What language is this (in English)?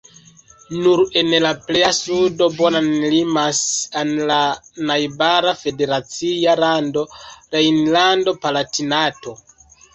Esperanto